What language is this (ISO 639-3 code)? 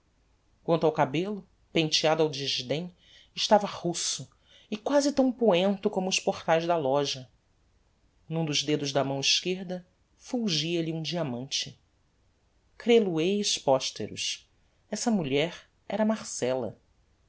por